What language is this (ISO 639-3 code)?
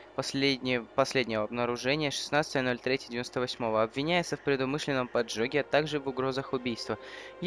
rus